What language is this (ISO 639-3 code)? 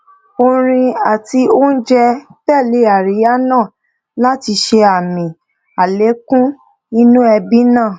yor